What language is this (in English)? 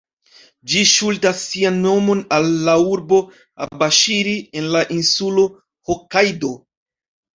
Esperanto